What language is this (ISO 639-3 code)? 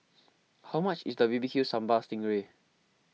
eng